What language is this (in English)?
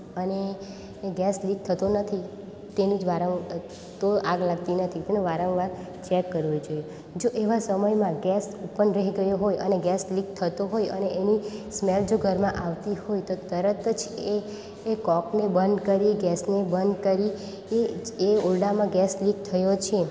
Gujarati